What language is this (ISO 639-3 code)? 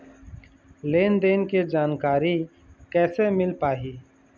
hne